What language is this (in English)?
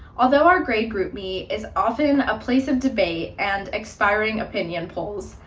English